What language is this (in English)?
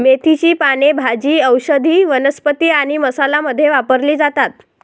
Marathi